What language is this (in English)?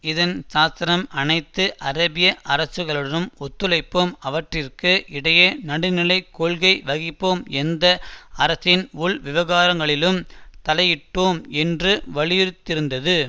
Tamil